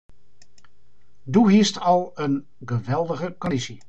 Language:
Western Frisian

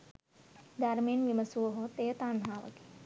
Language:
Sinhala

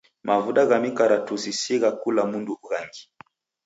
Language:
Taita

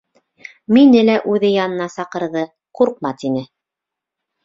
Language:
Bashkir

